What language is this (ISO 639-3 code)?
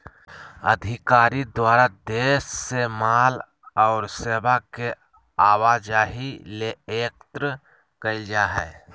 mag